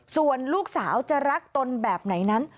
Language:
Thai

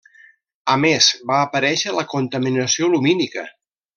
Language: Catalan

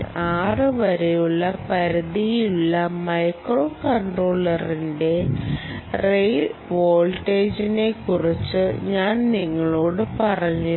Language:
Malayalam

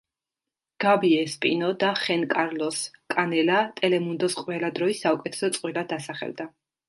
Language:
Georgian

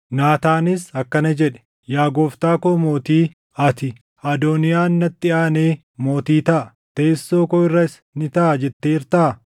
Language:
Oromo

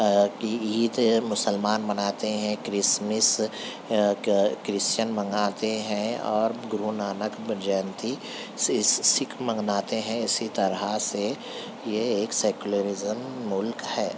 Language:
Urdu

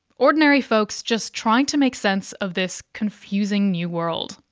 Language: English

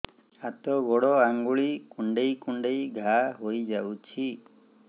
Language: Odia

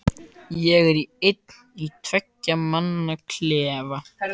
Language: Icelandic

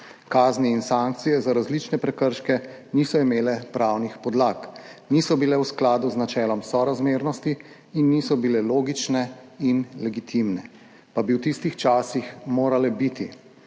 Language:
Slovenian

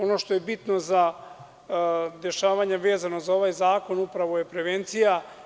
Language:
Serbian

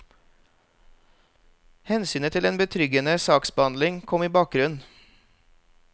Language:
Norwegian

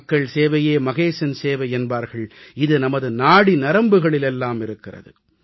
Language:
Tamil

